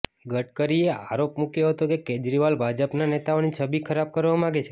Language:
Gujarati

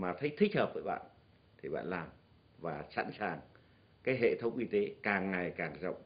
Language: Vietnamese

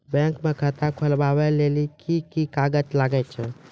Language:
Maithili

